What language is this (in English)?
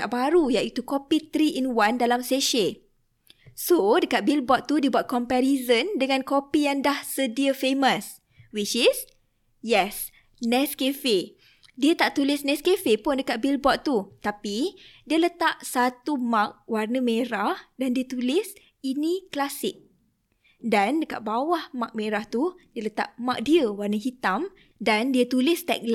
Malay